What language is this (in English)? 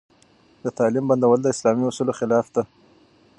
Pashto